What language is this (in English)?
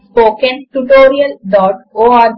Telugu